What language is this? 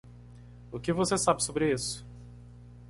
Portuguese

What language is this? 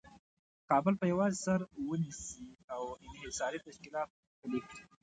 Pashto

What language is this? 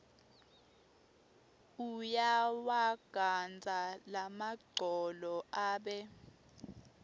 Swati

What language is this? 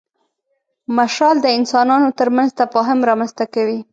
Pashto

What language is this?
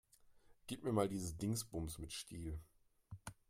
German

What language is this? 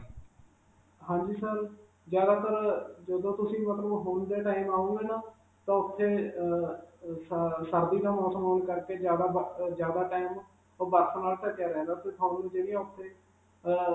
Punjabi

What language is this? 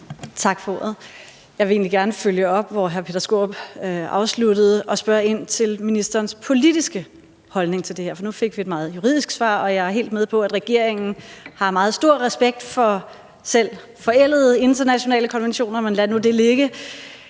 Danish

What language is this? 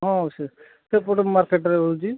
Odia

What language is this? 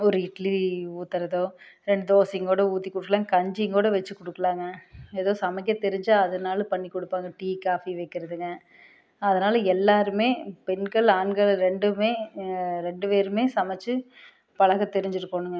Tamil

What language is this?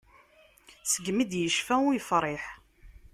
Kabyle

